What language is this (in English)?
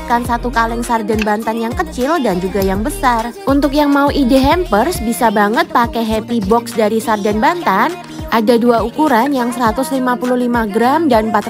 Indonesian